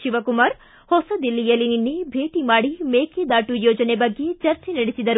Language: Kannada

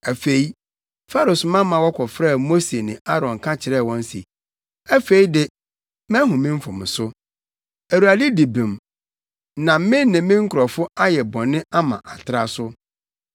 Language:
Akan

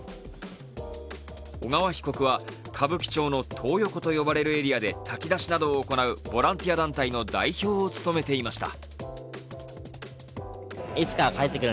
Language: Japanese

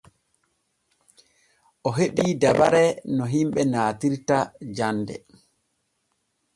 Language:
Borgu Fulfulde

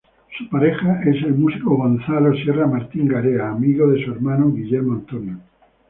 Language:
Spanish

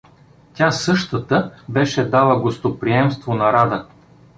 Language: Bulgarian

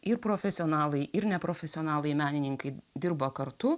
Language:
Lithuanian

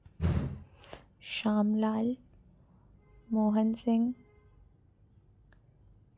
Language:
Dogri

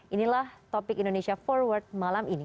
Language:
Indonesian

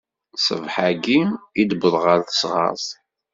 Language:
Kabyle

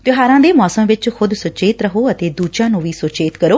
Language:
Punjabi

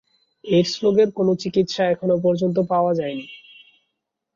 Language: Bangla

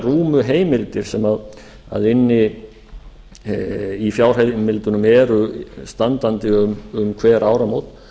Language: Icelandic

